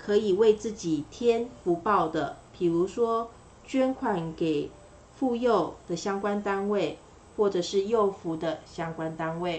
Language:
Chinese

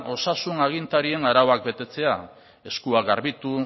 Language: Basque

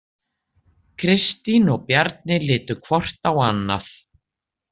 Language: Icelandic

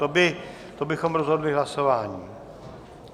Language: Czech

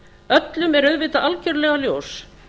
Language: Icelandic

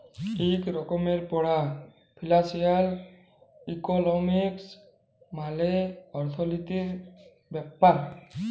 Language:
Bangla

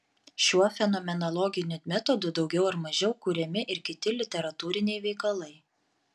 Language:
Lithuanian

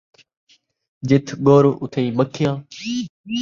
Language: Saraiki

